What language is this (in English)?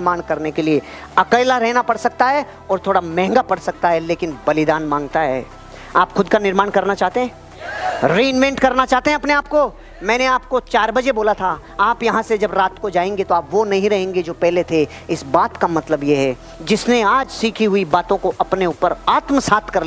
Hindi